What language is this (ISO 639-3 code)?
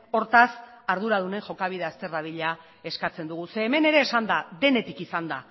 eus